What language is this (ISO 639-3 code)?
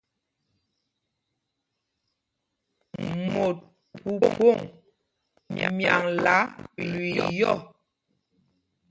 mgg